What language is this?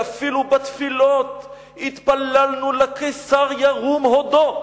Hebrew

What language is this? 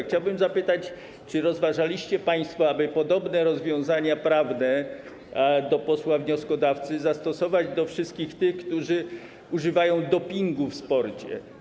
Polish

